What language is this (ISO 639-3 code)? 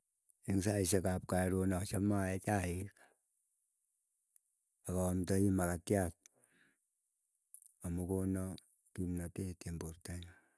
eyo